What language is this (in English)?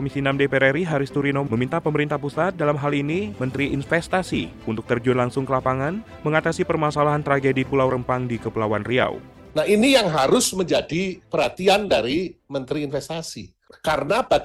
Indonesian